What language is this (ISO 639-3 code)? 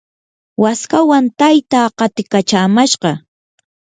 qur